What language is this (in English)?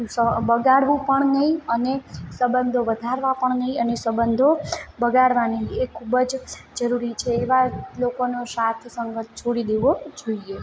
Gujarati